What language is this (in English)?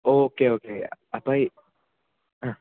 Malayalam